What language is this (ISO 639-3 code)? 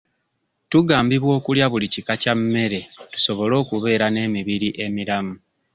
lug